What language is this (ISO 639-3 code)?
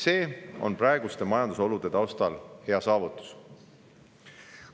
est